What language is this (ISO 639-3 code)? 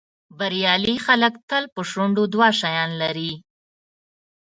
pus